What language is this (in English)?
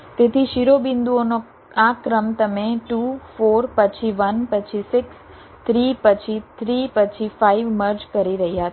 Gujarati